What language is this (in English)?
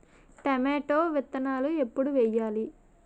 Telugu